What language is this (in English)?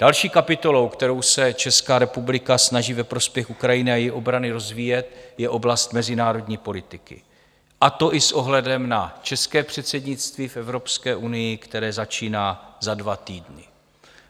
Czech